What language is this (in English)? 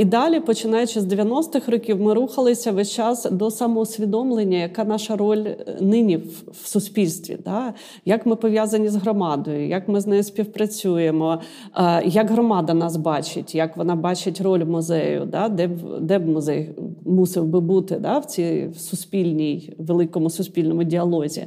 Ukrainian